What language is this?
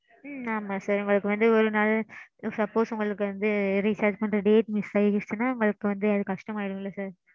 Tamil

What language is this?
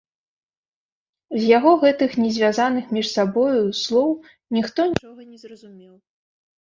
Belarusian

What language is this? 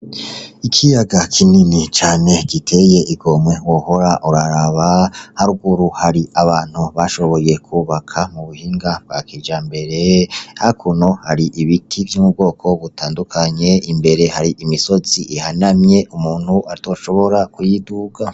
Rundi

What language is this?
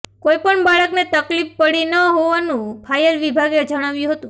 Gujarati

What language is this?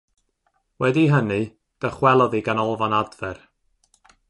Welsh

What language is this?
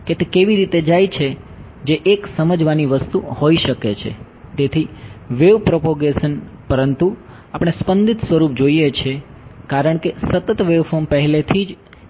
Gujarati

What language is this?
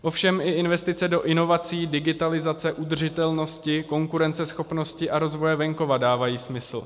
Czech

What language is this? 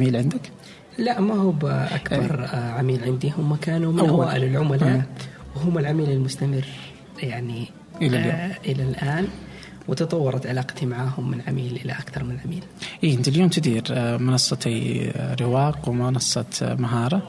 Arabic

